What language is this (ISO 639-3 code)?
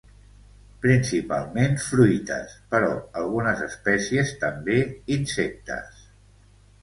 cat